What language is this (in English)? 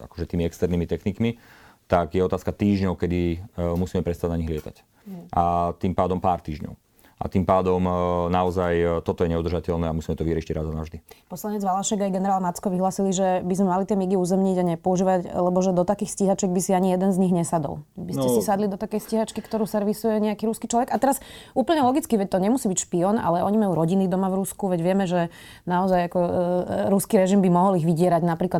Slovak